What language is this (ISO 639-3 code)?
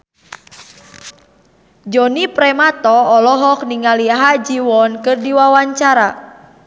sun